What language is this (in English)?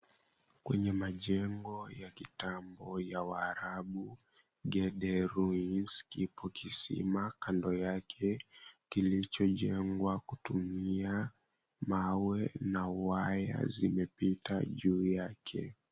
Swahili